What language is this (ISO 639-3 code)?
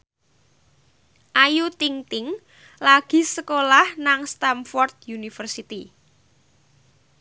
jav